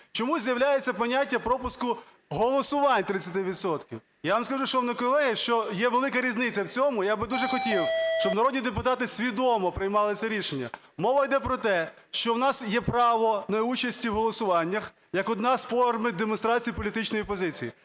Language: Ukrainian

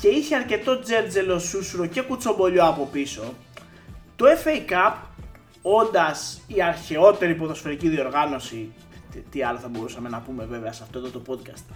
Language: Greek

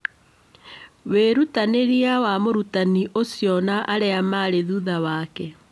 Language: Kikuyu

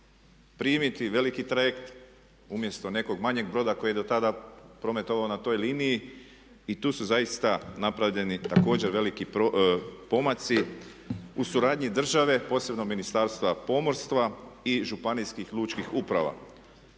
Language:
Croatian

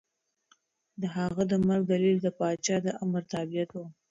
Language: Pashto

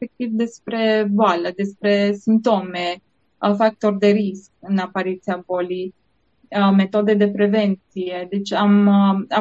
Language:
Romanian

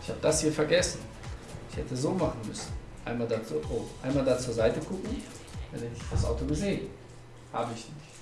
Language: German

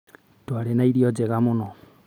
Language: Kikuyu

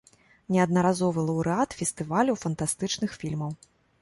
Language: Belarusian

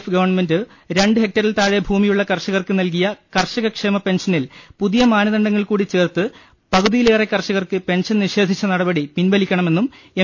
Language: Malayalam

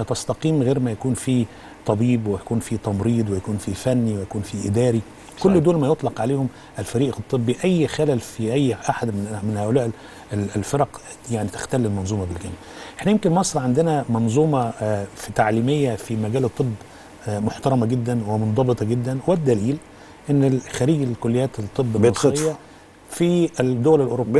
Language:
Arabic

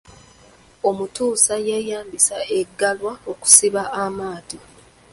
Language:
Ganda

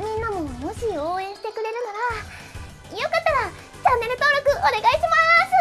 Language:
Japanese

